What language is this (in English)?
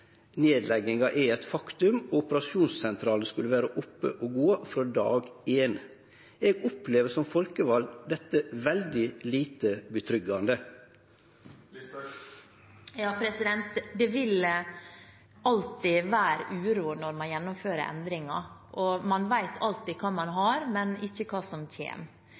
Norwegian